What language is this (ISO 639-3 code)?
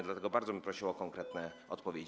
pol